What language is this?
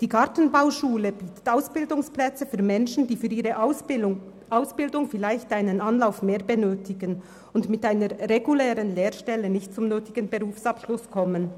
Swiss German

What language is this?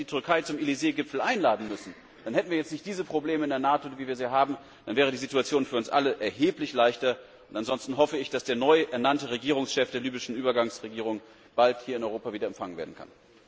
German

